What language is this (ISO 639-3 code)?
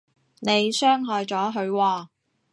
yue